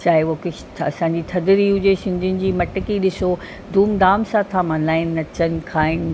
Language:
Sindhi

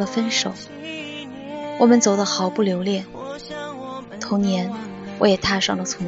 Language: Chinese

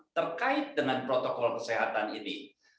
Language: Indonesian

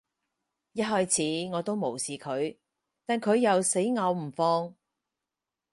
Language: Cantonese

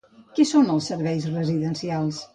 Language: Catalan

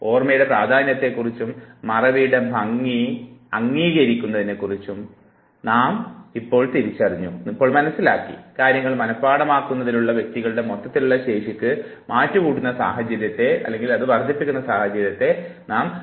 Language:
Malayalam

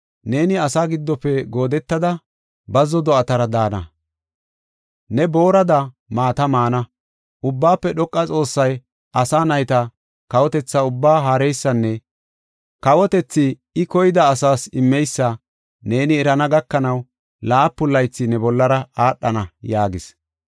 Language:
Gofa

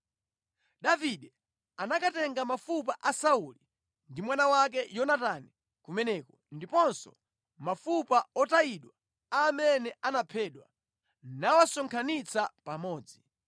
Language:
Nyanja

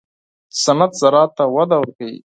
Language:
Pashto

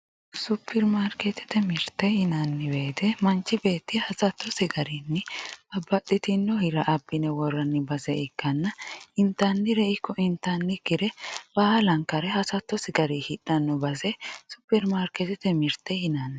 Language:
Sidamo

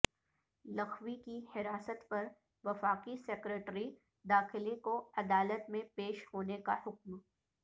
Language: Urdu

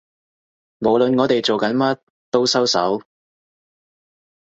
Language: Cantonese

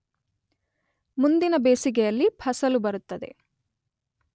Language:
Kannada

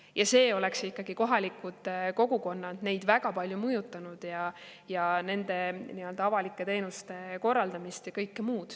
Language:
Estonian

